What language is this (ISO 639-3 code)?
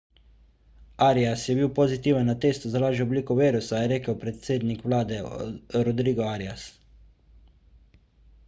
slv